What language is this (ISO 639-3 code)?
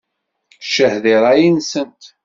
kab